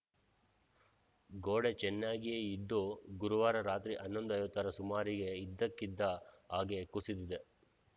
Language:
Kannada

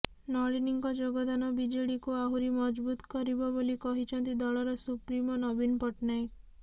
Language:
Odia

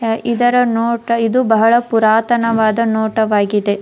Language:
Kannada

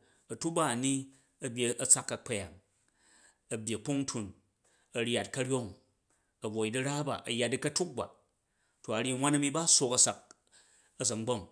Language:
Jju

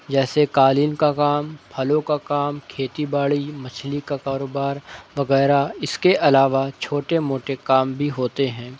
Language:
Urdu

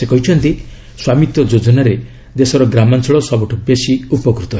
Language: Odia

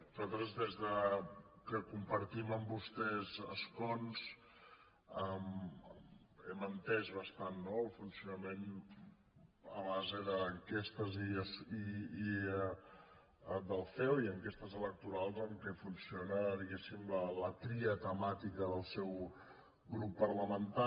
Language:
Catalan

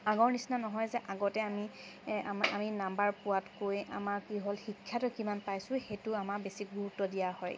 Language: Assamese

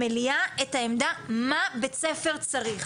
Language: Hebrew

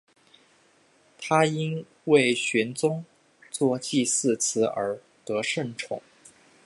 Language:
Chinese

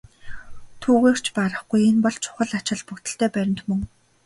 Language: Mongolian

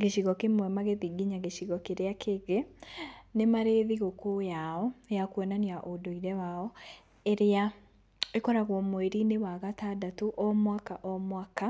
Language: Kikuyu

